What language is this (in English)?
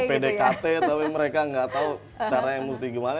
Indonesian